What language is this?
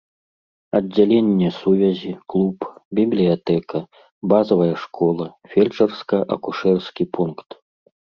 Belarusian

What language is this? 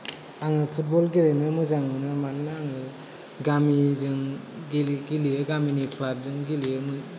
Bodo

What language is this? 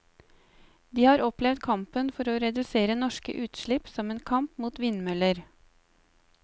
Norwegian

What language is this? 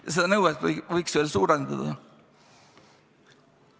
Estonian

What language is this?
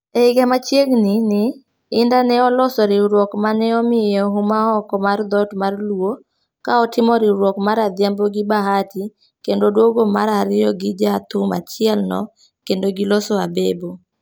Luo (Kenya and Tanzania)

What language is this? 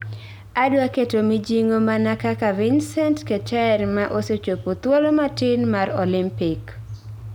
Luo (Kenya and Tanzania)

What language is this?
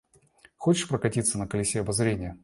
Russian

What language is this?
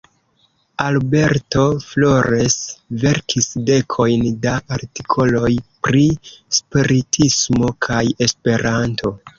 Esperanto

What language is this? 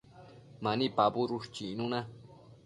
Matsés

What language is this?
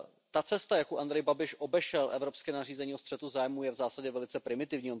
Czech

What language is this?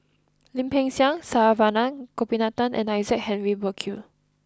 English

